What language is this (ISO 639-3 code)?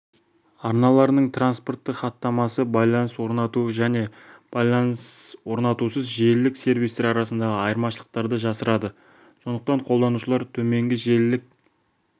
kaz